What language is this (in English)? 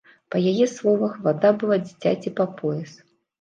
Belarusian